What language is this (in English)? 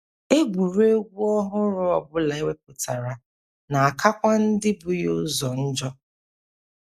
Igbo